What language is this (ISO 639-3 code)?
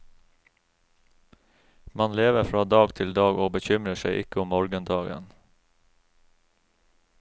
nor